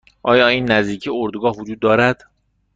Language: Persian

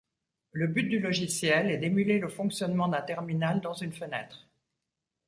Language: French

